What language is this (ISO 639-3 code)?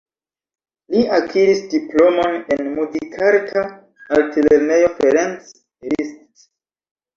epo